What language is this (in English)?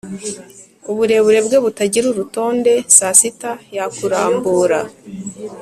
Kinyarwanda